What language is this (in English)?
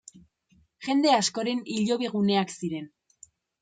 Basque